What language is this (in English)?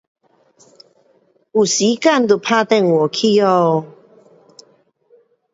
Pu-Xian Chinese